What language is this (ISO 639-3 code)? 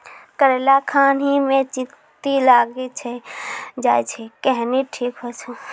mai